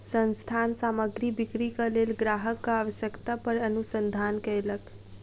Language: Maithili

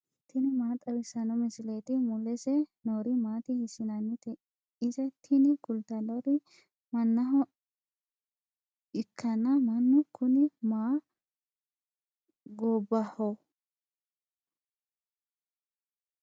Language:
Sidamo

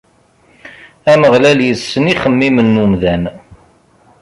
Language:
Kabyle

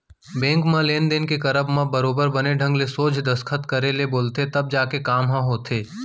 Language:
Chhattisgarhi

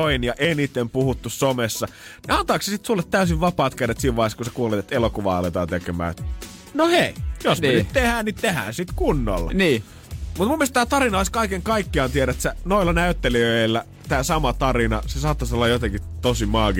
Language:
Finnish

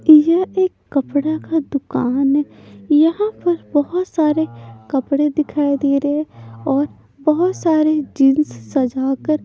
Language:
Hindi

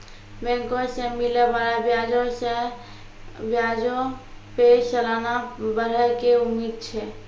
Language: Maithili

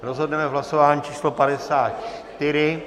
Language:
Czech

